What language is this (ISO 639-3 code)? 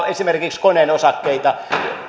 fin